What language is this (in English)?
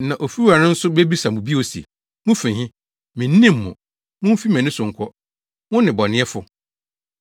Akan